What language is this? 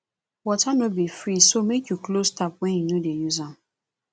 Nigerian Pidgin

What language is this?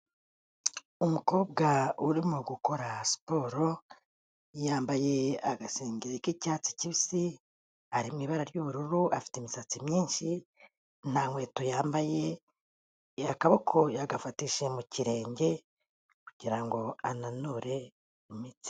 Kinyarwanda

